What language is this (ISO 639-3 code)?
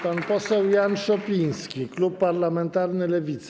pol